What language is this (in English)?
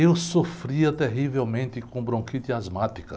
Portuguese